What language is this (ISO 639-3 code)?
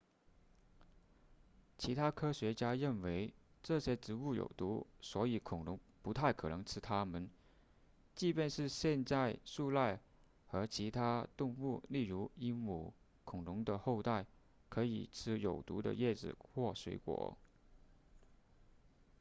zho